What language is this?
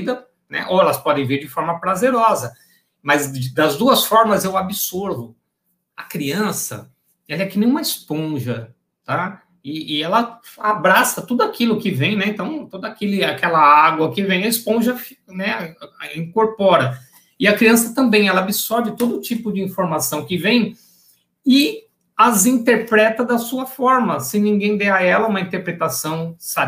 Portuguese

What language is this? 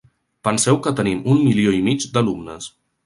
Catalan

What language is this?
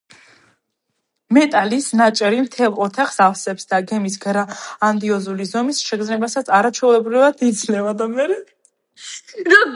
Georgian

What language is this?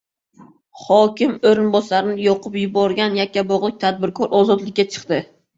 Uzbek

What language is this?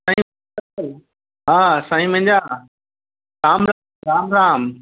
Sindhi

